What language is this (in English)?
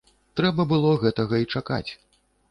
Belarusian